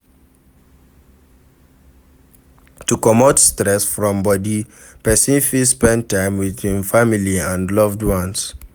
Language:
Nigerian Pidgin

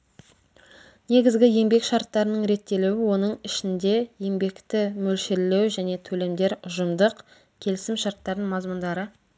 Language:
Kazakh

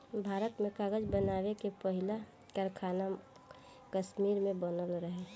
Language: Bhojpuri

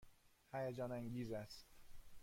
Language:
Persian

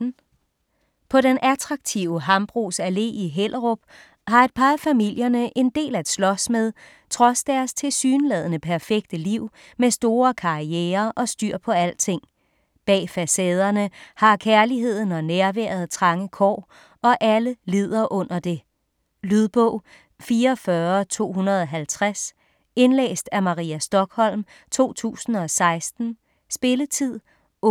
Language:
Danish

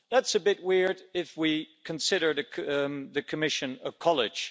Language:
English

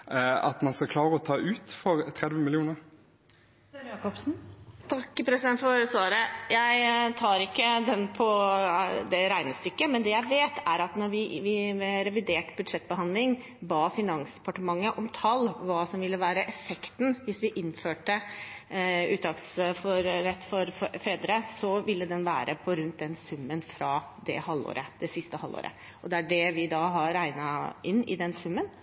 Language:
Norwegian Bokmål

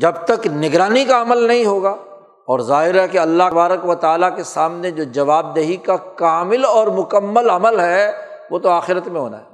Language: Urdu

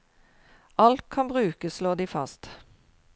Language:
Norwegian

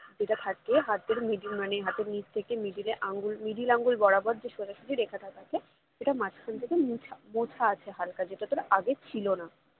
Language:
Bangla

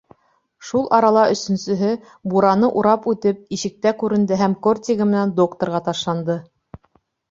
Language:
Bashkir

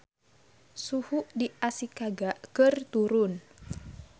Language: Sundanese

